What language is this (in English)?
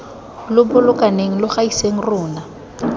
Tswana